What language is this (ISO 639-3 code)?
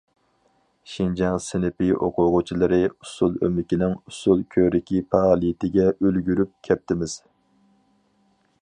uig